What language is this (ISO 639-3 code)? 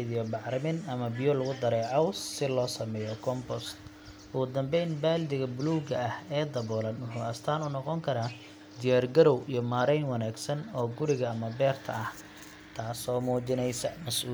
som